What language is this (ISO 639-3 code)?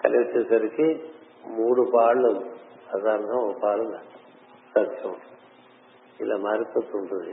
tel